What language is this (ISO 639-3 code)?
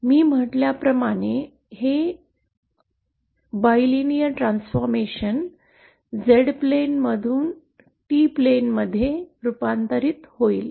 mar